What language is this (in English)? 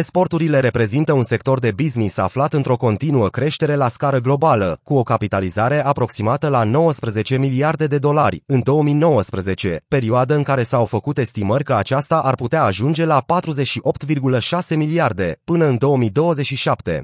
Romanian